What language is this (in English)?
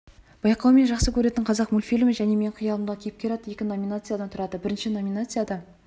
Kazakh